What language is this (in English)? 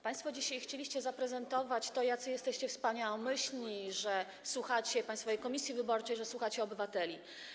Polish